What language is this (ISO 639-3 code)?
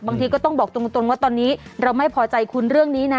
tha